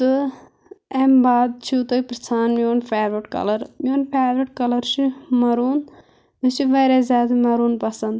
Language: Kashmiri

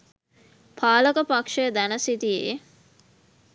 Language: Sinhala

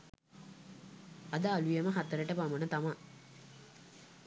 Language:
Sinhala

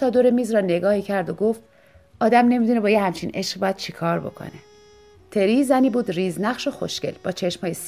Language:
Persian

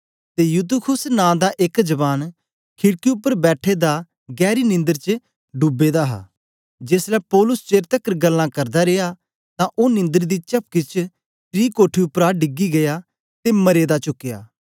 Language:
Dogri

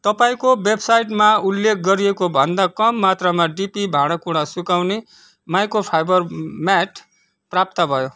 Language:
Nepali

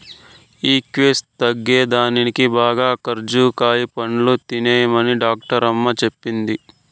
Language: Telugu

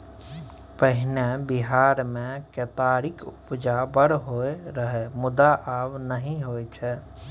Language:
Maithili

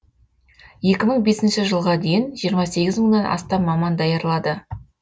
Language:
Kazakh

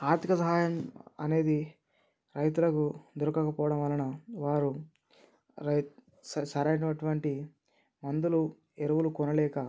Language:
Telugu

